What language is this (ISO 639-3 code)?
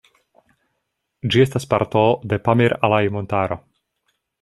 epo